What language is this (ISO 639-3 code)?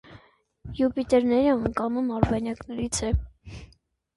hye